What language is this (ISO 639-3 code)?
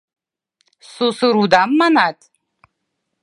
chm